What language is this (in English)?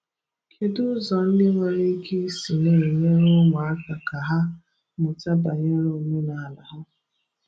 Igbo